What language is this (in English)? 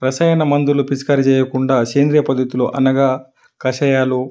Telugu